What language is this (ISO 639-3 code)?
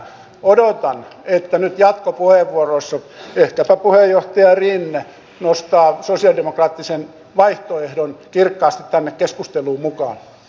fin